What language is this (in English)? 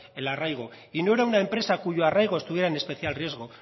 Spanish